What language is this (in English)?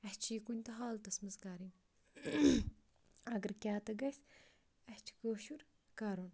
Kashmiri